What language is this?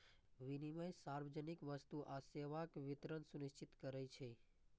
Maithili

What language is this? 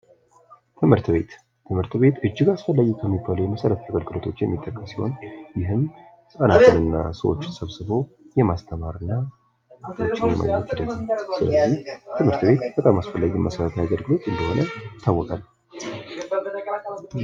Amharic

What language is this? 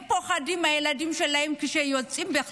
Hebrew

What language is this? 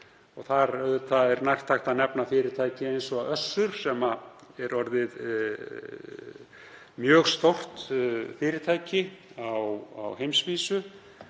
Icelandic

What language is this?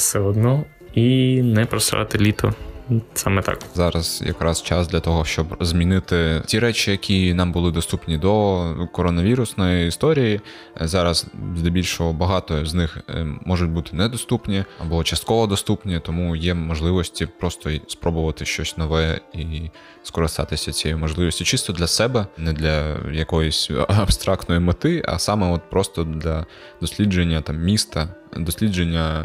Ukrainian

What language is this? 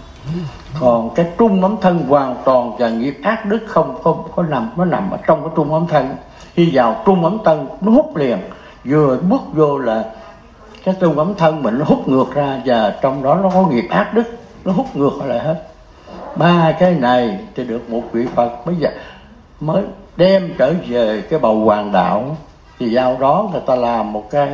Vietnamese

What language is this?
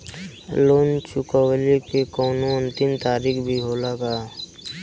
Bhojpuri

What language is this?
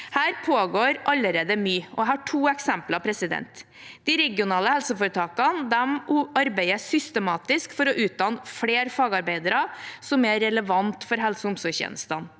Norwegian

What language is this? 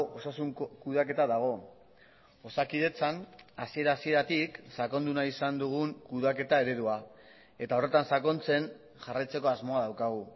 Basque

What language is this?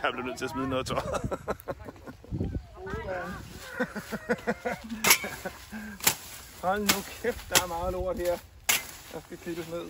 Danish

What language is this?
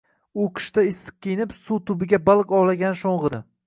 Uzbek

